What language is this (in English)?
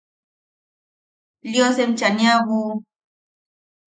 Yaqui